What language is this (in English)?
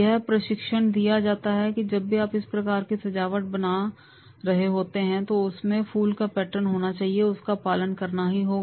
Hindi